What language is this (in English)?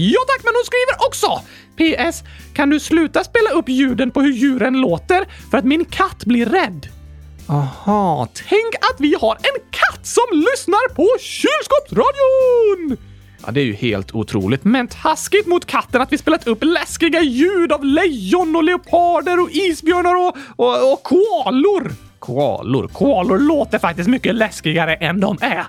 Swedish